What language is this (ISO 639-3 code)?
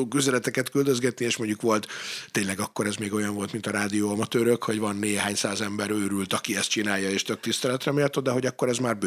hun